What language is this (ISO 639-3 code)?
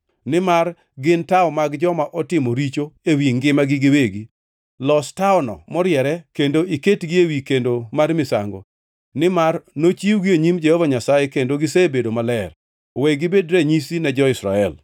luo